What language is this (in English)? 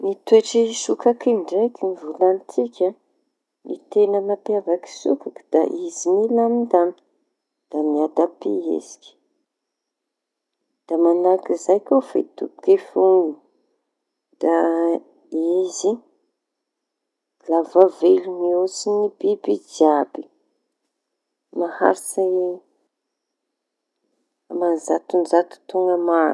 Tanosy Malagasy